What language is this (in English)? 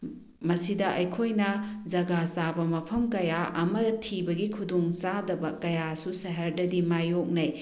Manipuri